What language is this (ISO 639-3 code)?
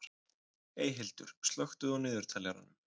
isl